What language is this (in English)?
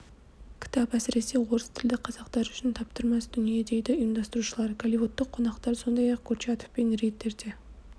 Kazakh